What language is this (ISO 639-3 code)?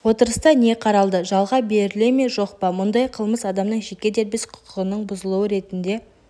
kaz